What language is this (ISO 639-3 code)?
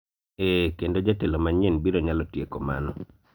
luo